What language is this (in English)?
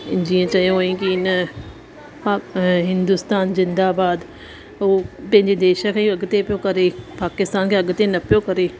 Sindhi